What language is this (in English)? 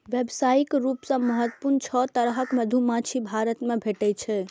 Maithili